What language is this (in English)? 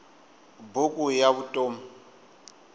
Tsonga